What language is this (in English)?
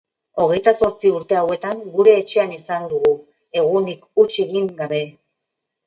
Basque